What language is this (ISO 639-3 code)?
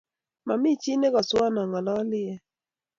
kln